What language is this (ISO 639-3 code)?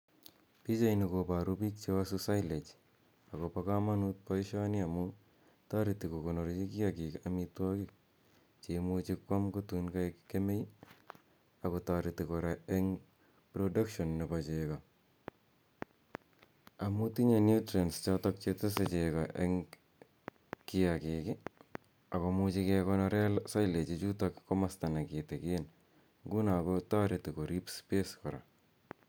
kln